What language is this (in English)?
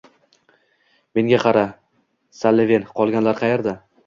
Uzbek